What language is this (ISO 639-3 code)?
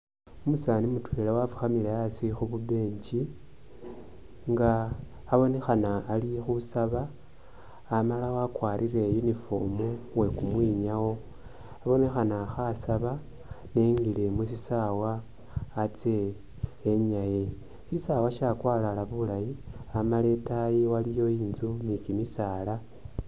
myx